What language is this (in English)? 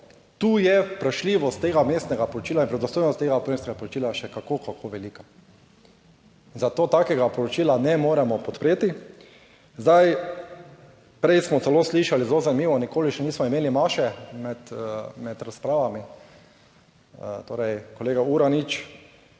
Slovenian